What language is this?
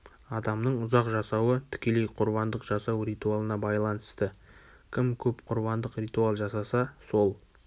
Kazakh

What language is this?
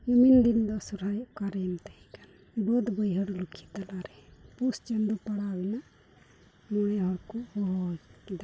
Santali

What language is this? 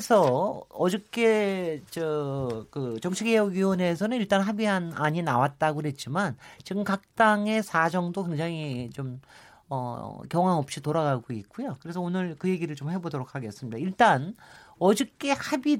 Korean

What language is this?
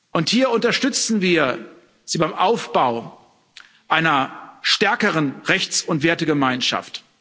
German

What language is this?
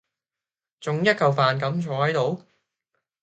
Cantonese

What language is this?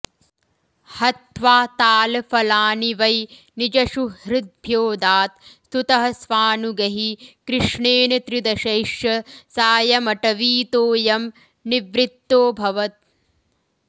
Sanskrit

